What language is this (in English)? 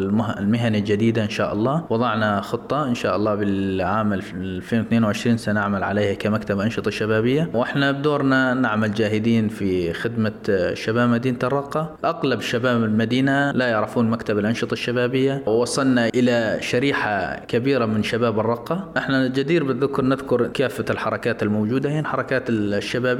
Arabic